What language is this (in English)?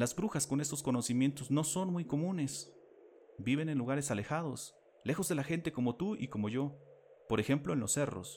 Spanish